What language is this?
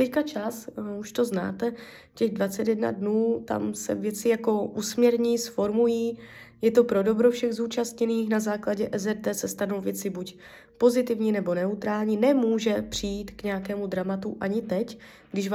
Czech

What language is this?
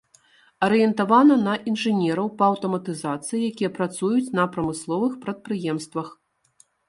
Belarusian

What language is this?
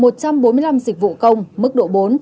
Vietnamese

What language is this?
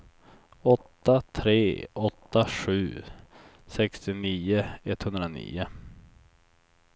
Swedish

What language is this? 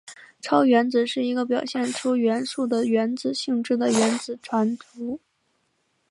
Chinese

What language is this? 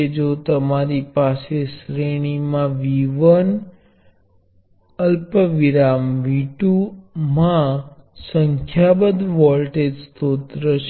Gujarati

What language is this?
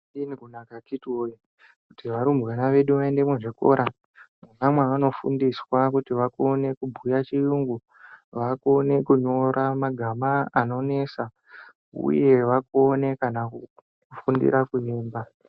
Ndau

